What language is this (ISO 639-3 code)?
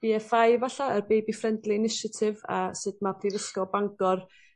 cym